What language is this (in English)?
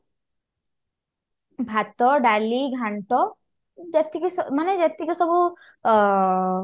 Odia